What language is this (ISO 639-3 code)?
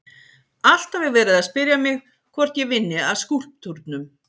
isl